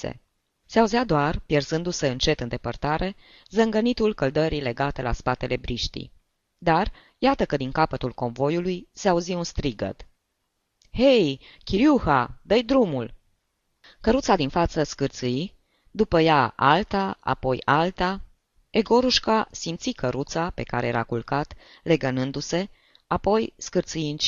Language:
Romanian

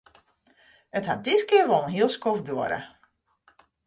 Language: Western Frisian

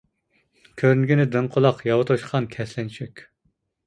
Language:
Uyghur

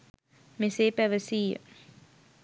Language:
Sinhala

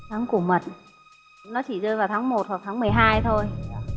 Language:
Vietnamese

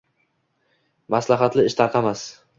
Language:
Uzbek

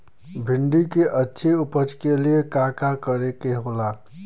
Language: Bhojpuri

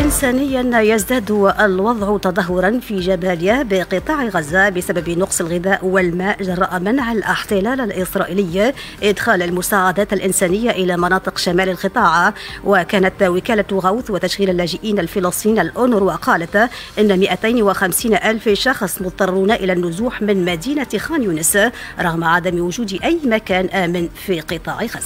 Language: Arabic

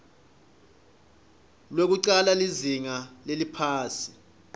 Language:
Swati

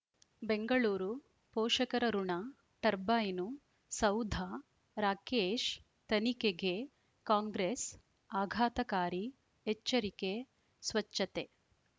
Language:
Kannada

